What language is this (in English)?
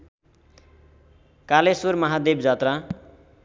Nepali